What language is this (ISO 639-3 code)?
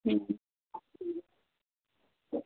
doi